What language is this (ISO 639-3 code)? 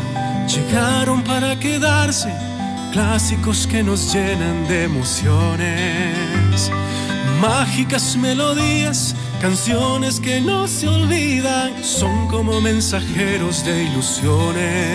spa